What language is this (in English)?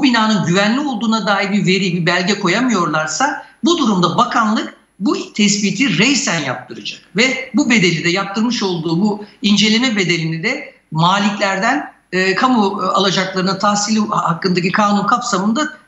Turkish